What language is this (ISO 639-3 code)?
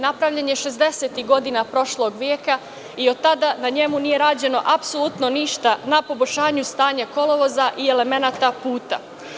srp